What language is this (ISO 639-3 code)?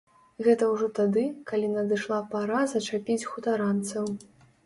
bel